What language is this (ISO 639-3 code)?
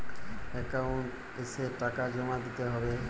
ben